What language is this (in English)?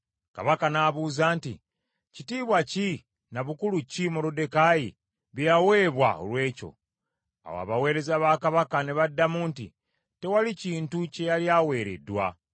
Ganda